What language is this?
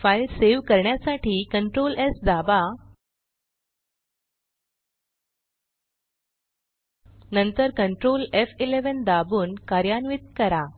Marathi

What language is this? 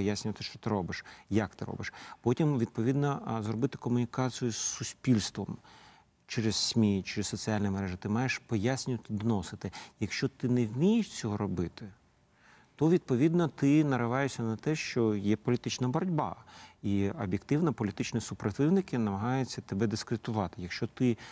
Ukrainian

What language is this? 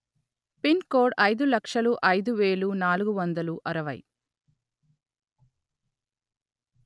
Telugu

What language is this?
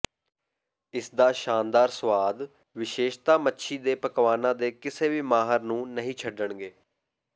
Punjabi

